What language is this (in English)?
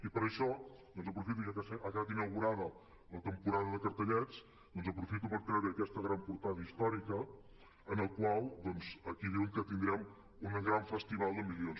Catalan